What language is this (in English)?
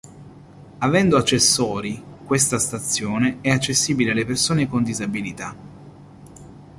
Italian